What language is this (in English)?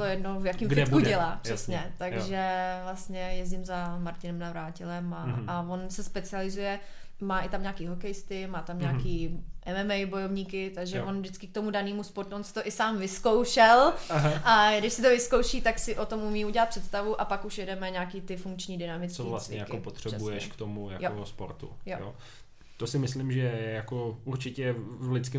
Czech